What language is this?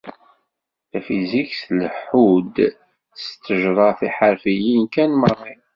Kabyle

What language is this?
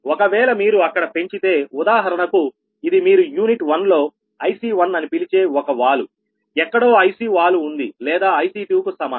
Telugu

